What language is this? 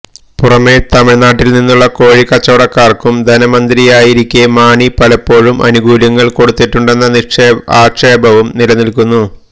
Malayalam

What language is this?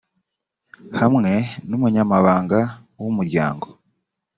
Kinyarwanda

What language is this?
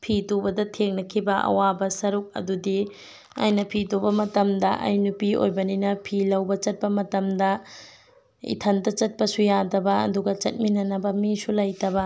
Manipuri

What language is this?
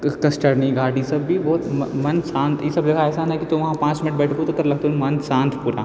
Maithili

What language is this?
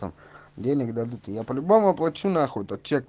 Russian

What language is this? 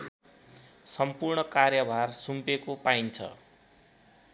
Nepali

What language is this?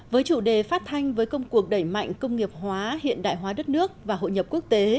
Vietnamese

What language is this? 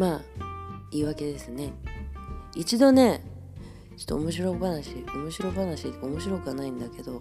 Japanese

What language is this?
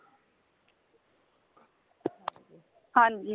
Punjabi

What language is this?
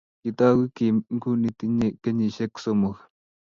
Kalenjin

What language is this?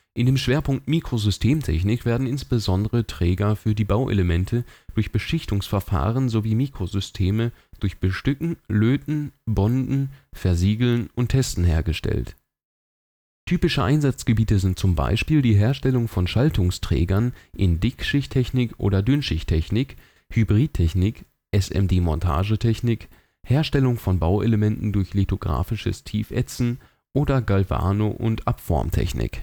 German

